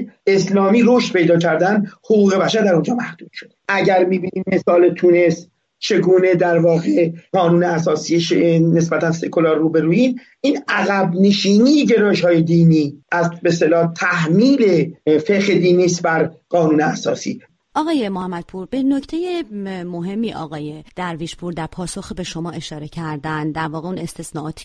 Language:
Persian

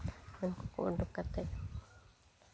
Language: Santali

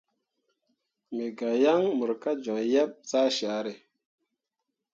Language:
Mundang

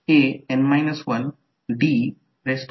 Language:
Marathi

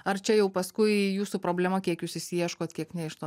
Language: Lithuanian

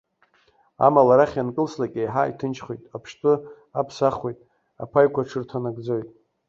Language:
Abkhazian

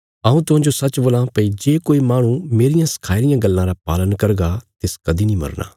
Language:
Bilaspuri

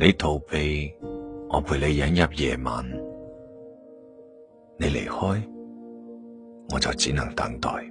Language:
Chinese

